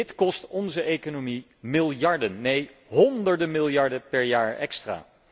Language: Dutch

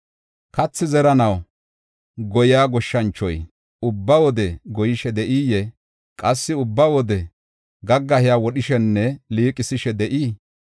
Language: Gofa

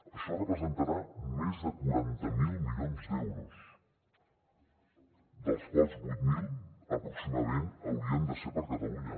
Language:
Catalan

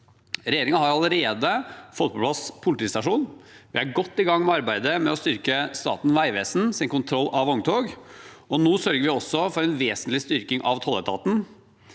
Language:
Norwegian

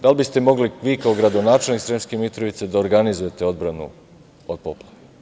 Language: Serbian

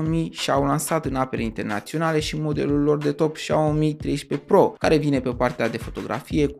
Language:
Romanian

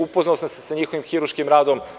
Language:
Serbian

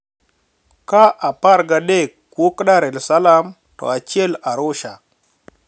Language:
Luo (Kenya and Tanzania)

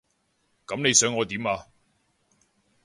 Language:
Cantonese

